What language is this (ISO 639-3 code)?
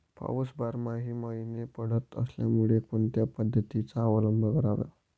mar